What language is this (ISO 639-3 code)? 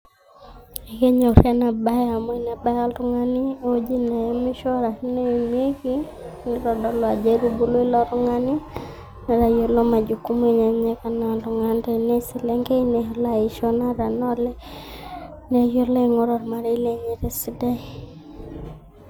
mas